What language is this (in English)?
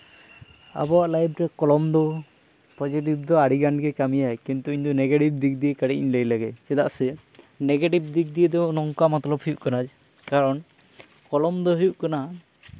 Santali